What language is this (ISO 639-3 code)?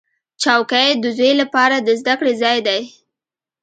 pus